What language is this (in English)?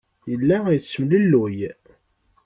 Kabyle